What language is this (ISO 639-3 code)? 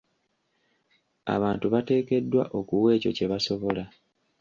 lug